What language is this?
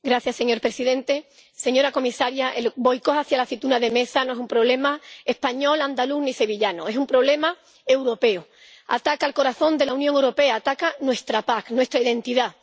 Spanish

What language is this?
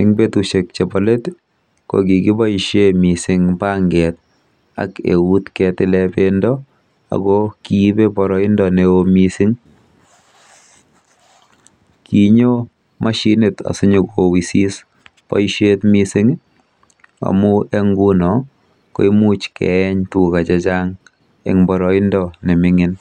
Kalenjin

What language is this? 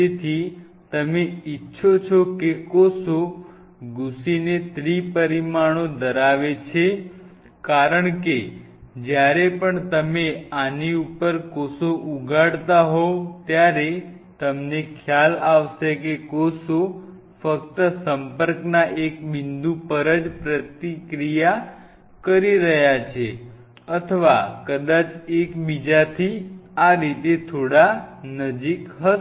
Gujarati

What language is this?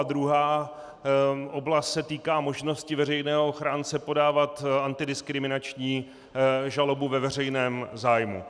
Czech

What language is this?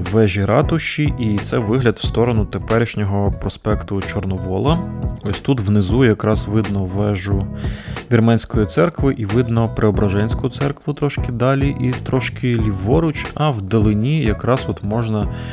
Ukrainian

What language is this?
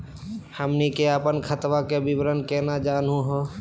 Magahi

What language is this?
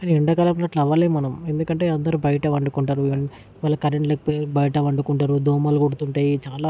Telugu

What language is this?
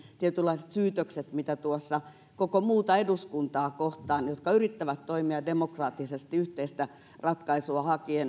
Finnish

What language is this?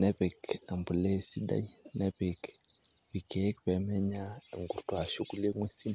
Masai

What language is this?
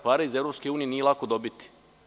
Serbian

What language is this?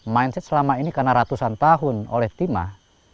Indonesian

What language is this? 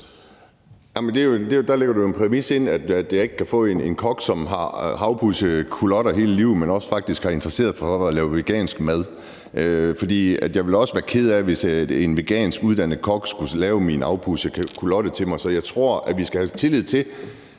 Danish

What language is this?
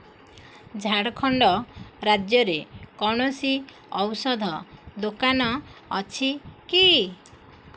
Odia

